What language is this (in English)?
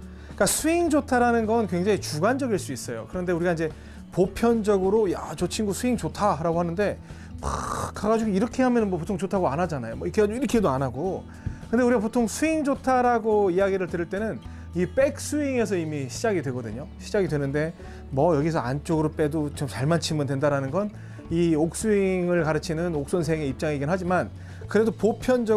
Korean